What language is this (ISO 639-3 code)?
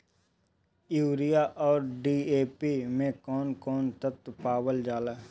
bho